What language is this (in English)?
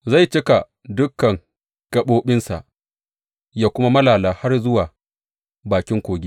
Hausa